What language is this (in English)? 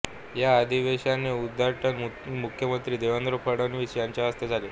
Marathi